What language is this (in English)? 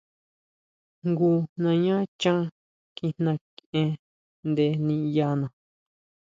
Huautla Mazatec